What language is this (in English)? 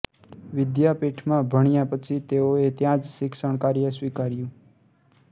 Gujarati